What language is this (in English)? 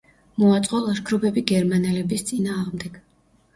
Georgian